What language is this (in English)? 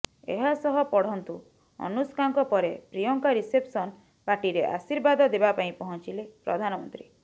Odia